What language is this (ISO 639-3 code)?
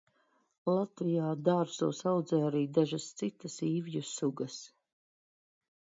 lav